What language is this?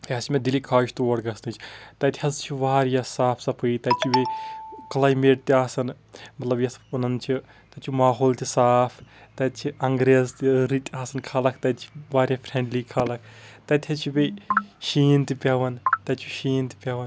Kashmiri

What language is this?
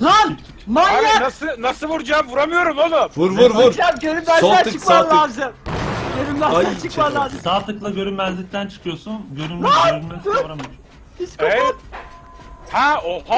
Turkish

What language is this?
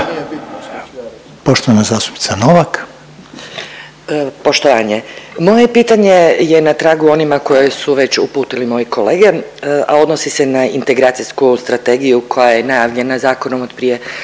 Croatian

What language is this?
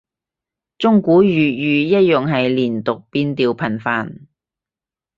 Cantonese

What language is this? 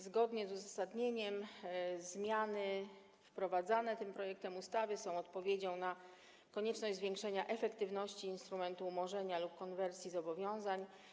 Polish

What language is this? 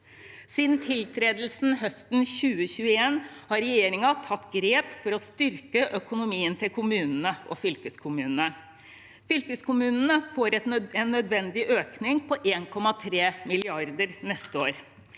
Norwegian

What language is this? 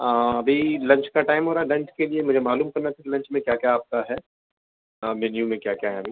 Urdu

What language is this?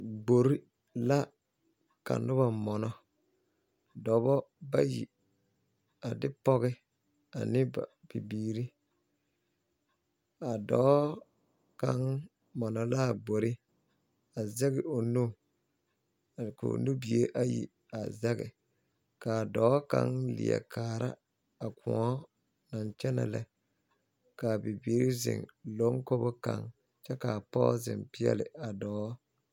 Southern Dagaare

